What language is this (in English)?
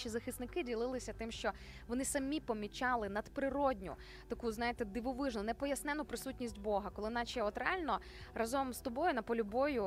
Ukrainian